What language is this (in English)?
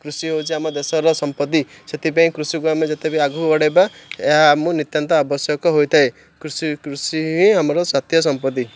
Odia